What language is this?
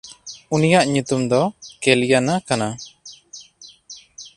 Santali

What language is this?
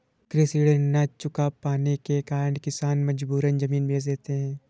Hindi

